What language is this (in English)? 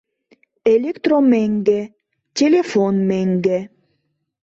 Mari